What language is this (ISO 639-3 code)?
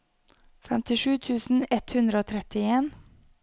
nor